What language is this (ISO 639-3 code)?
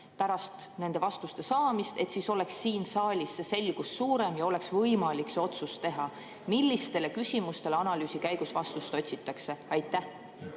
est